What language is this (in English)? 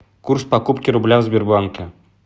Russian